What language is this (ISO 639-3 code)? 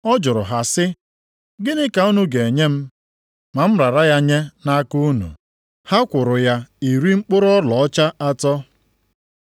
ibo